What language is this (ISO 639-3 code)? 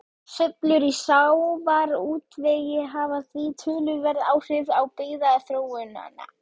isl